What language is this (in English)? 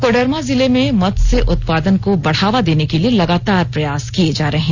Hindi